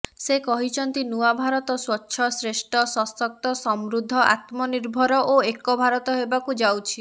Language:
Odia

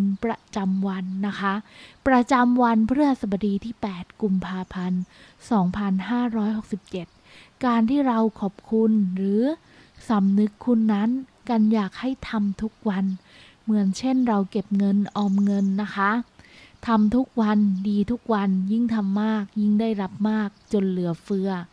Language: Thai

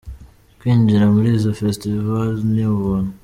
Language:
Kinyarwanda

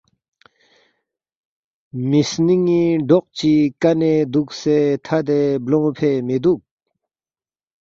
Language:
Balti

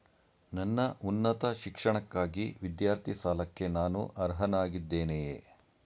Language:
Kannada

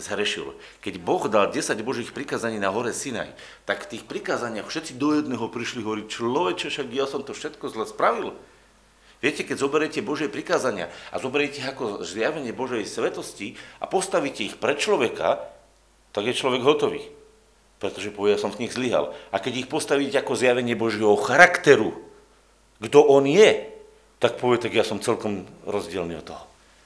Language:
Slovak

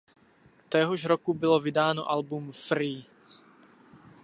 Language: Czech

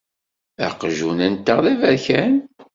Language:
Kabyle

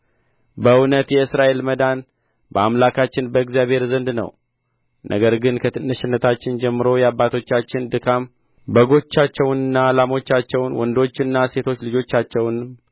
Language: Amharic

